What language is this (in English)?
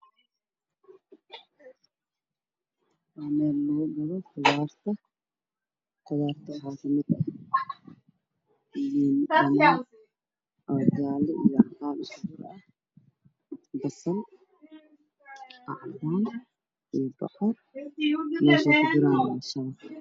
Somali